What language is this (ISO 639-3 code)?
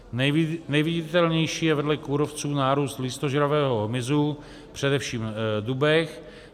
ces